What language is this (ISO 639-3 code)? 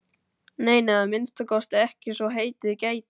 isl